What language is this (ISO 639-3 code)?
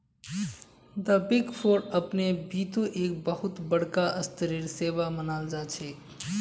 mag